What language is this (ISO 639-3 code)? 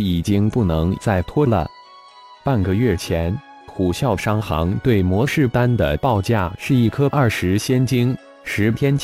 zho